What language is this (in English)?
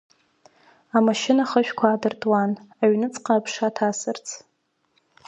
Abkhazian